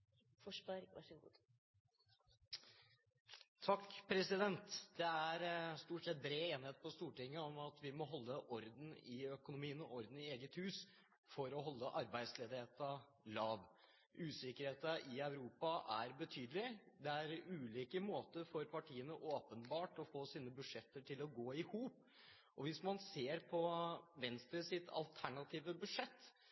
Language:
Norwegian Bokmål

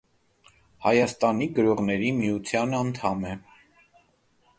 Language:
Armenian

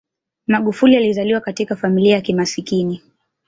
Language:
Swahili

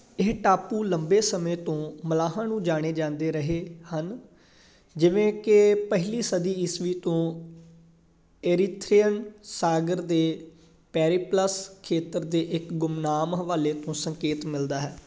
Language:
Punjabi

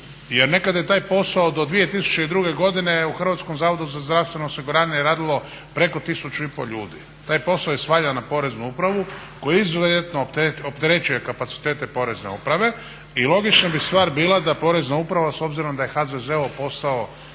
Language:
Croatian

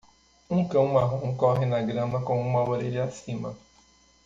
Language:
Portuguese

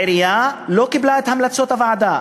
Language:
Hebrew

